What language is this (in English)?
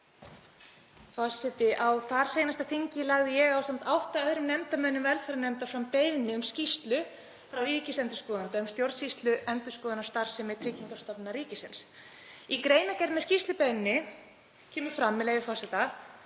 Icelandic